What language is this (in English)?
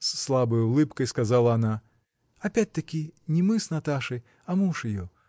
Russian